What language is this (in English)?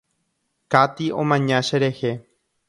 Guarani